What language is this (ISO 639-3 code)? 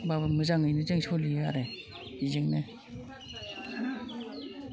brx